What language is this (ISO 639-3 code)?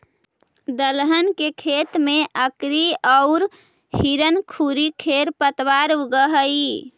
mag